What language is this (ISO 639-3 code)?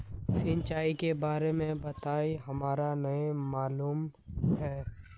mag